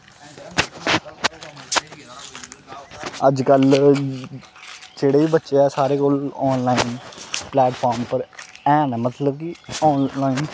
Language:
Dogri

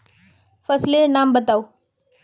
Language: Magahi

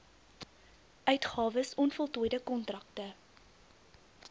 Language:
Afrikaans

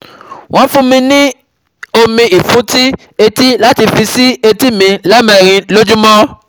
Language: Yoruba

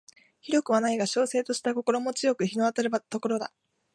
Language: Japanese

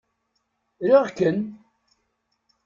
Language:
Kabyle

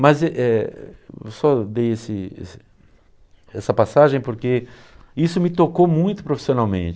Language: Portuguese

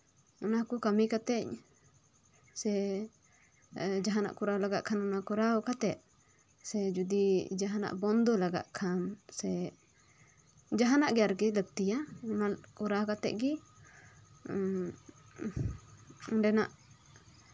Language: Santali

